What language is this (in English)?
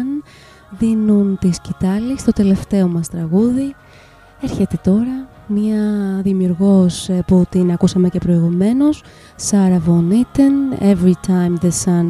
Greek